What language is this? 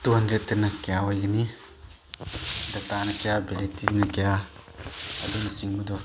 Manipuri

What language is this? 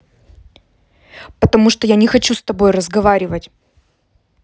Russian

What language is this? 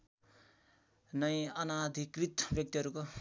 Nepali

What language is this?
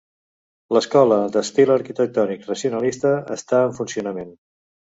Catalan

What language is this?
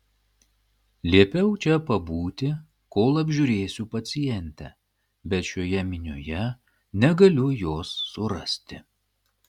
Lithuanian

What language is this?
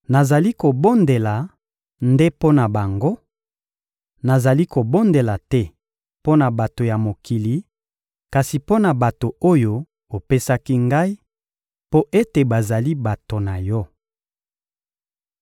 Lingala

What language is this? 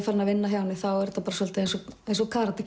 Icelandic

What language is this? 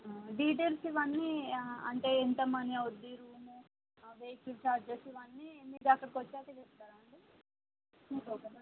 Telugu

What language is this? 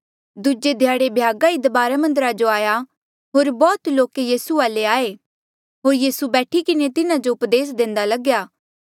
Mandeali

